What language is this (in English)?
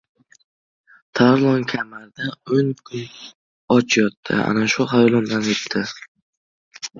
Uzbek